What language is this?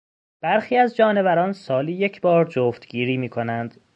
Persian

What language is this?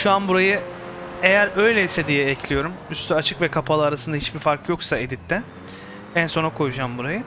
Turkish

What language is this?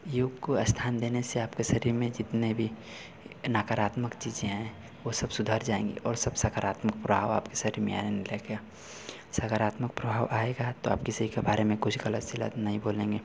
Hindi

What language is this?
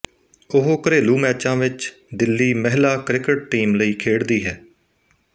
Punjabi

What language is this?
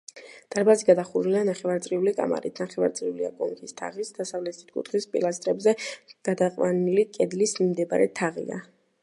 Georgian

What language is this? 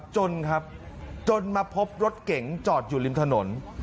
Thai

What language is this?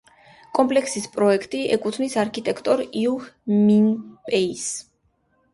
Georgian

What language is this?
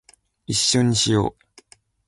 Japanese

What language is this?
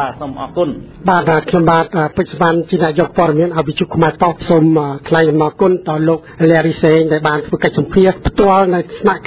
Thai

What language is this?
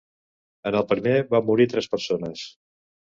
Catalan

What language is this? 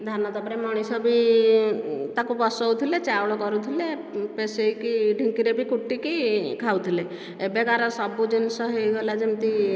Odia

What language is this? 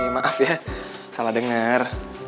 Indonesian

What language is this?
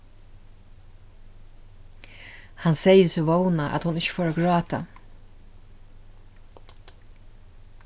Faroese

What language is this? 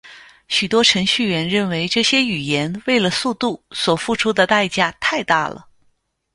Chinese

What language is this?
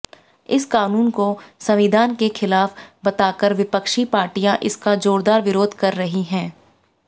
Hindi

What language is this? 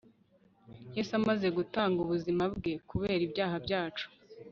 Kinyarwanda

